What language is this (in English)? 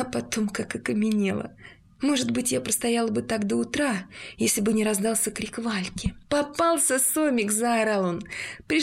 Russian